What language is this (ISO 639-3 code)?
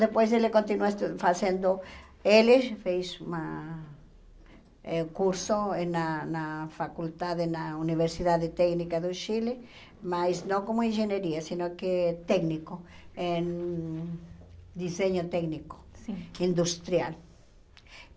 por